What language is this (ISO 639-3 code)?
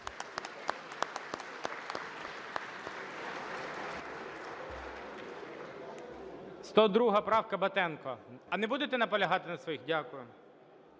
ukr